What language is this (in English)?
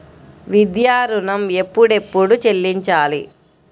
Telugu